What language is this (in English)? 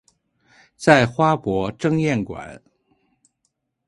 Chinese